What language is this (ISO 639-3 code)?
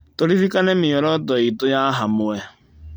kik